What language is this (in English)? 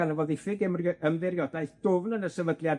Welsh